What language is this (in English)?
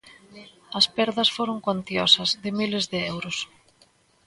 Galician